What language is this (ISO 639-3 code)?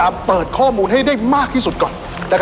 tha